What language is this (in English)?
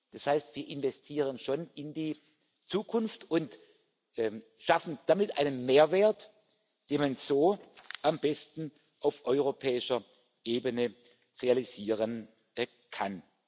German